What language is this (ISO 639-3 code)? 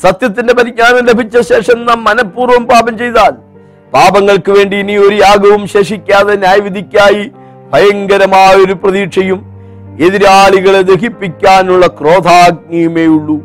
mal